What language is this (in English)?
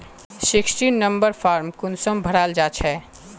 Magahi